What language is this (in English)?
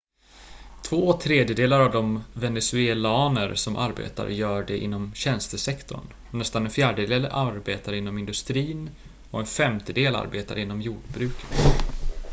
Swedish